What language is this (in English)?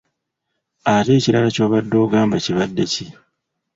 Ganda